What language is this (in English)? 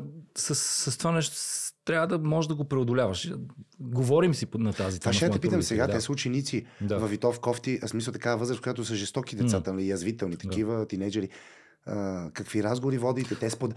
Bulgarian